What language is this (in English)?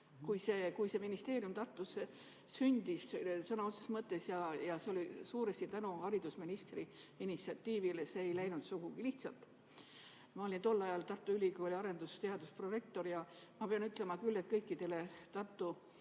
Estonian